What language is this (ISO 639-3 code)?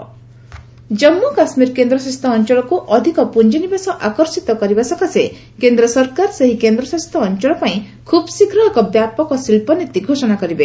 ori